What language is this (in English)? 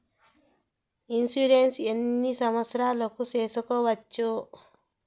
Telugu